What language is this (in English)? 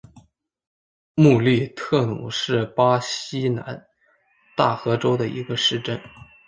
Chinese